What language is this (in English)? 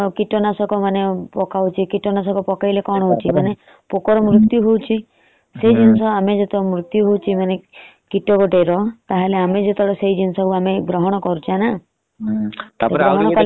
Odia